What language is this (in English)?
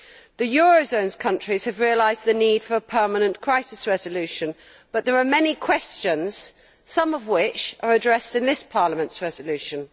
English